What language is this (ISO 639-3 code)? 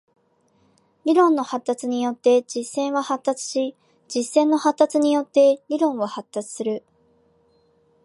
jpn